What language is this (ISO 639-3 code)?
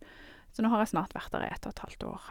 nor